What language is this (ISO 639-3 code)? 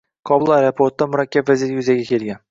uzb